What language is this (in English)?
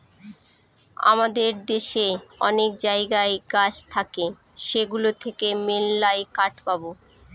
Bangla